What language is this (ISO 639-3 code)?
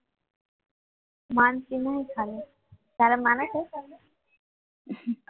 guj